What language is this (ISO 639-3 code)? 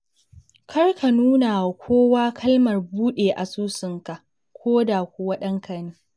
hau